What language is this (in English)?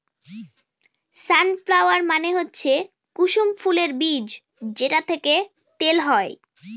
Bangla